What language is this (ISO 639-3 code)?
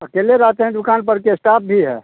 hin